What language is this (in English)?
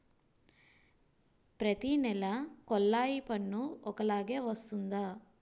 Telugu